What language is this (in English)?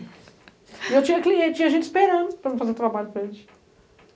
Portuguese